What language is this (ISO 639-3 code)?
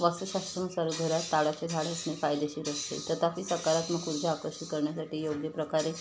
mar